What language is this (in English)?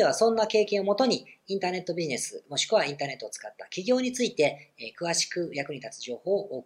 Japanese